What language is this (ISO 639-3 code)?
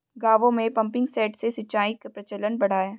hin